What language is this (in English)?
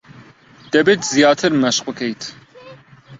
Central Kurdish